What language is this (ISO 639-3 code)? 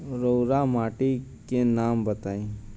bho